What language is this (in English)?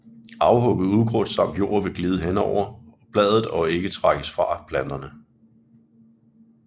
Danish